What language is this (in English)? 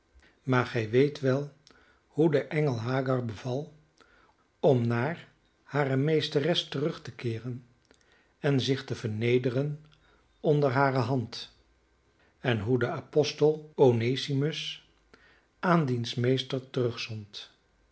Dutch